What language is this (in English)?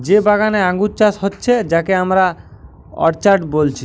Bangla